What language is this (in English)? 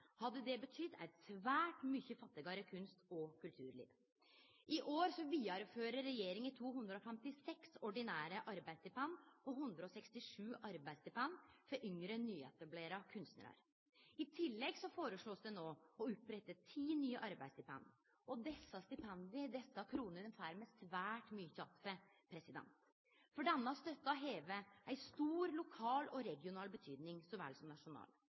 Norwegian Nynorsk